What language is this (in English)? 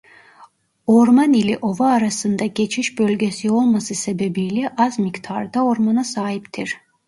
Turkish